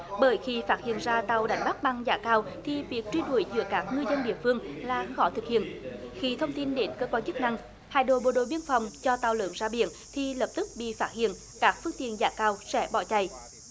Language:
Vietnamese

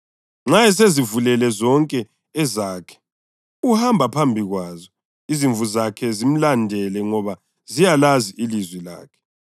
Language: North Ndebele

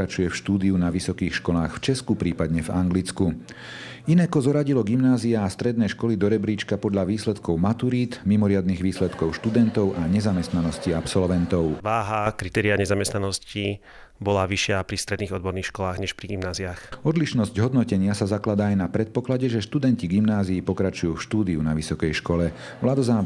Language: Slovak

